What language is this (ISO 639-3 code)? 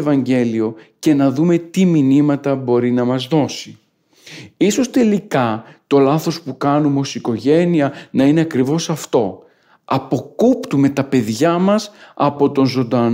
ell